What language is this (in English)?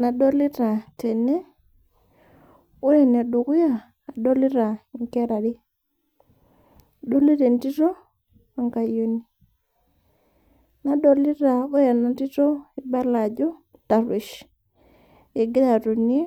Masai